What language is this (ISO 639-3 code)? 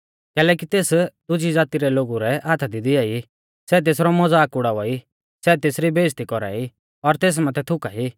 bfz